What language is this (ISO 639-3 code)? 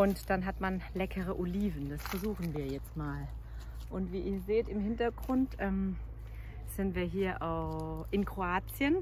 deu